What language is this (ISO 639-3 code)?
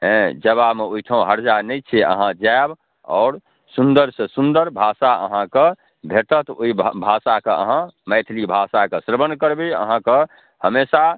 mai